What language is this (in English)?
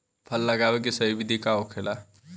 Bhojpuri